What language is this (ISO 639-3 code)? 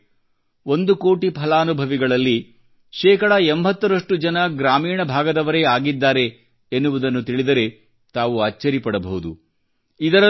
kan